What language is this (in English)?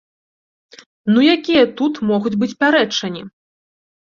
Belarusian